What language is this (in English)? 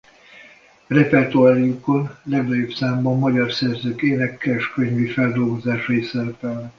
Hungarian